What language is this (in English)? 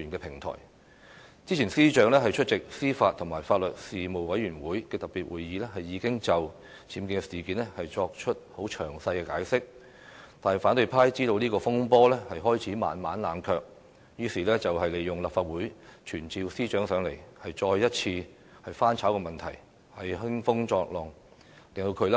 Cantonese